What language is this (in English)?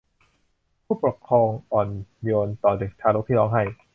Thai